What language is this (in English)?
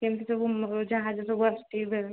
Odia